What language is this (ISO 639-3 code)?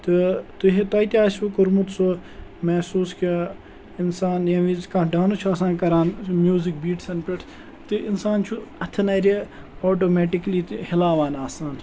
kas